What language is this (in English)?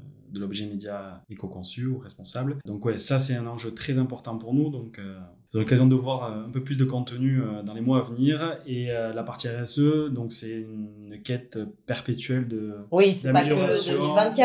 French